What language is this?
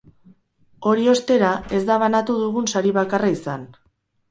Basque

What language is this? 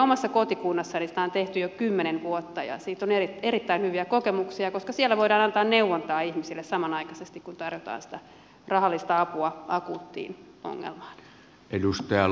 Finnish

